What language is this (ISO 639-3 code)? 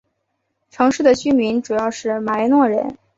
zho